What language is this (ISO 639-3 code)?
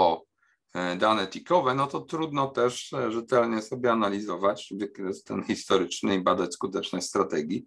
pol